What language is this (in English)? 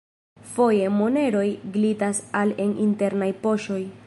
Esperanto